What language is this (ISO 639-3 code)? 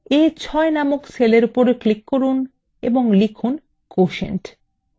ben